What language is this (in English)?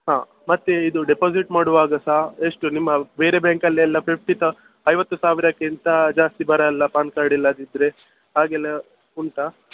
Kannada